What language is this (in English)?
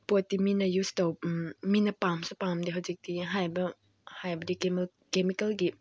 Manipuri